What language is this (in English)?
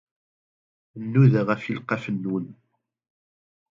Kabyle